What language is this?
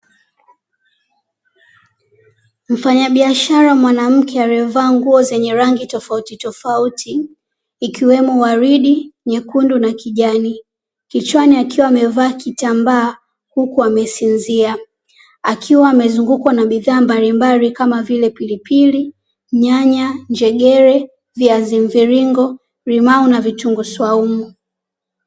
Swahili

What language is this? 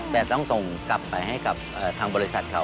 Thai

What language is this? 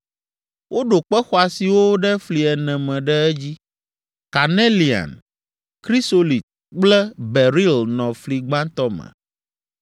Ewe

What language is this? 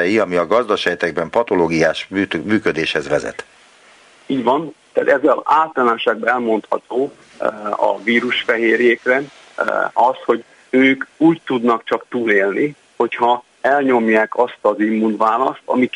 Hungarian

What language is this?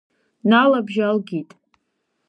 Abkhazian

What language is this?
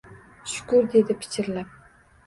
Uzbek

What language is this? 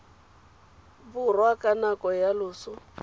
Tswana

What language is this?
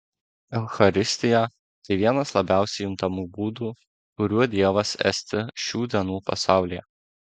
Lithuanian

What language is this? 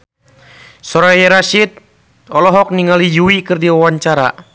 Sundanese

